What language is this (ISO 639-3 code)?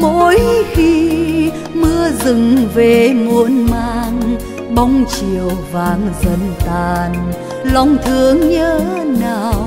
vie